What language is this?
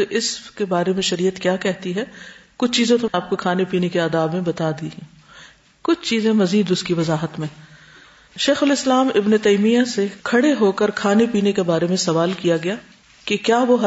Urdu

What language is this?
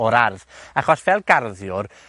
Welsh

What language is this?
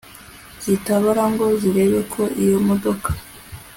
Kinyarwanda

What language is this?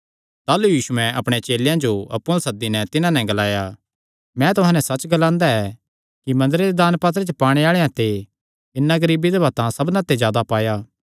Kangri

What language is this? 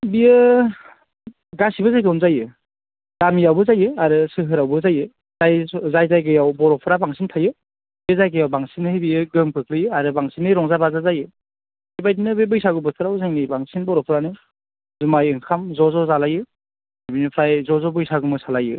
Bodo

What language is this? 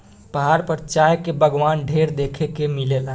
Bhojpuri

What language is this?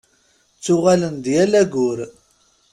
Kabyle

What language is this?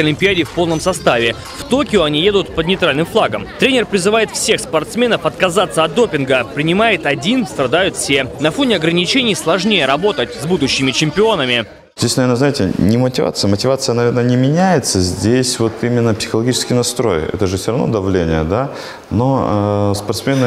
Russian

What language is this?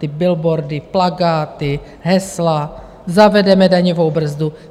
Czech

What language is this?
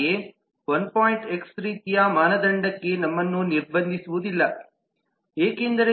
Kannada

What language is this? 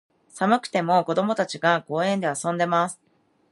Japanese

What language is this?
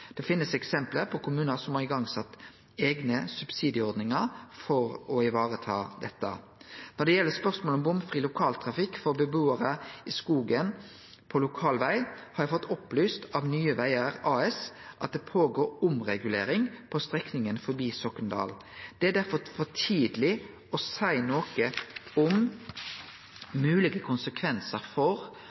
Norwegian Nynorsk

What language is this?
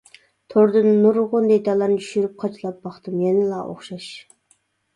Uyghur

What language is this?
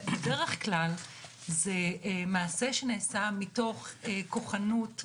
Hebrew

